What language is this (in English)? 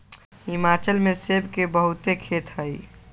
Magahi